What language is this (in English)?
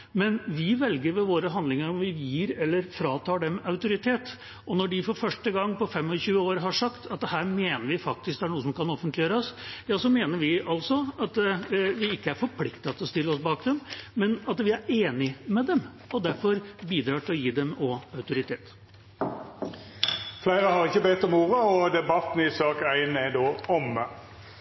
Norwegian